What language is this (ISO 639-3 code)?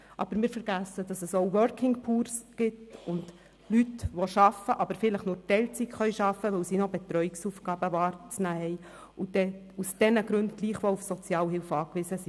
gsw